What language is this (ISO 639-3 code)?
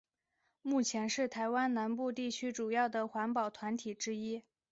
zho